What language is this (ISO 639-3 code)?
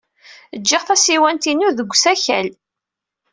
kab